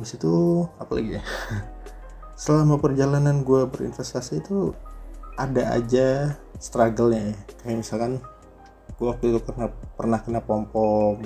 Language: Indonesian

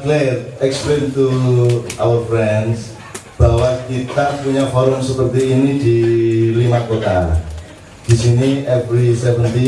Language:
Indonesian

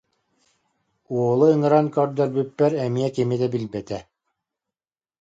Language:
Yakut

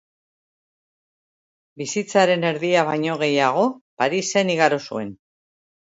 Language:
Basque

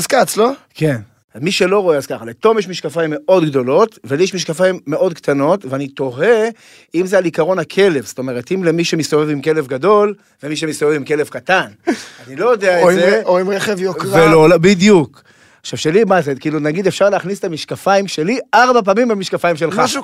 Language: Hebrew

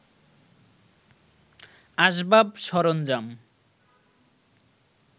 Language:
Bangla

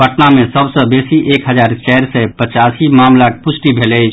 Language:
Maithili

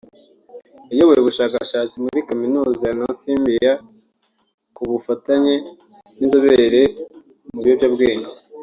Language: Kinyarwanda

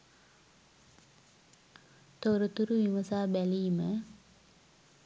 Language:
Sinhala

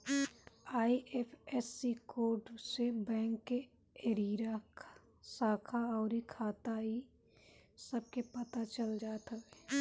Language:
Bhojpuri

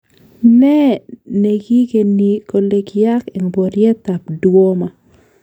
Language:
Kalenjin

